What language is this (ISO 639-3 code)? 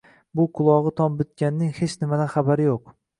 uzb